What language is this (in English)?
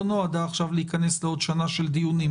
Hebrew